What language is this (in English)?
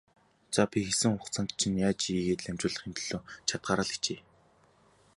Mongolian